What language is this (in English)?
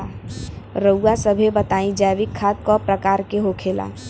Bhojpuri